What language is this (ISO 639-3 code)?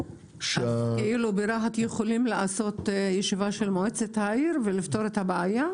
heb